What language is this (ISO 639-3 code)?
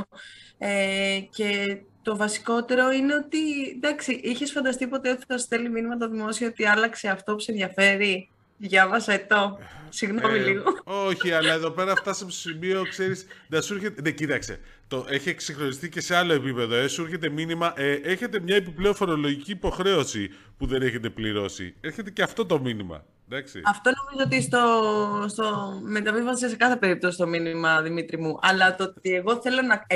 ell